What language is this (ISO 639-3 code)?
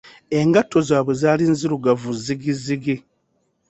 lug